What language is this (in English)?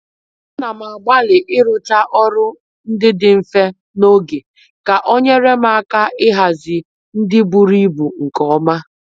Igbo